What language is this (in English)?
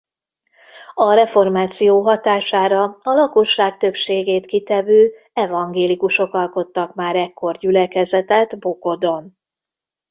Hungarian